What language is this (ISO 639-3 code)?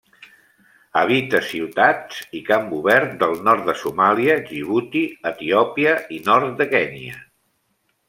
cat